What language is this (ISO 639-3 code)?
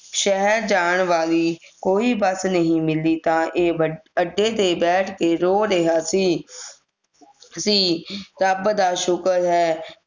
pan